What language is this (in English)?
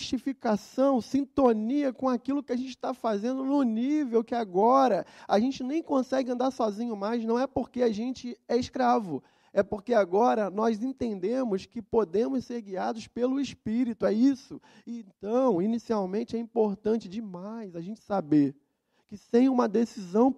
Portuguese